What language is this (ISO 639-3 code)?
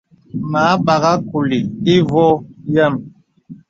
beb